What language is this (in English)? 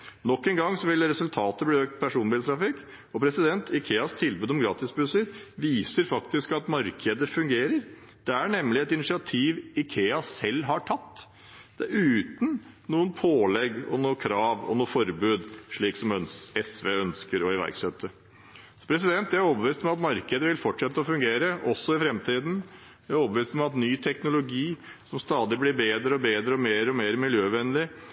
Norwegian Bokmål